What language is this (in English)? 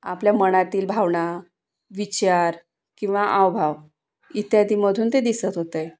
Marathi